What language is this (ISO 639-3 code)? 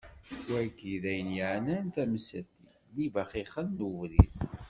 kab